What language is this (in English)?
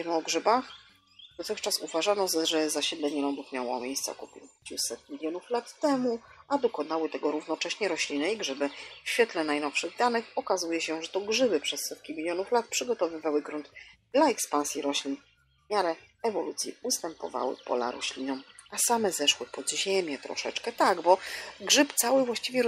Polish